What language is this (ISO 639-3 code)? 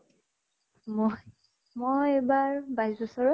asm